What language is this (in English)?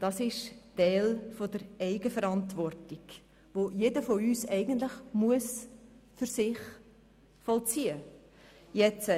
Swiss German